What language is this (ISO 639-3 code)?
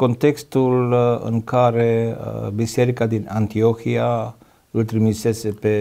ron